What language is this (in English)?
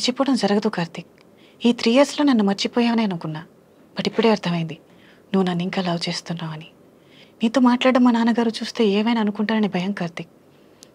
Telugu